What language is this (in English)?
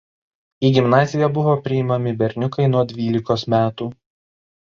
Lithuanian